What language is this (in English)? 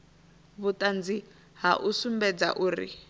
Venda